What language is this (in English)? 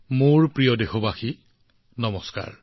Assamese